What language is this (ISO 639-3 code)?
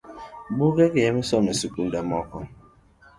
luo